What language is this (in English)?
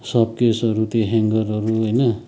Nepali